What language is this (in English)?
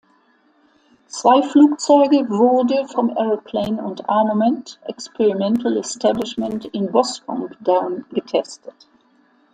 German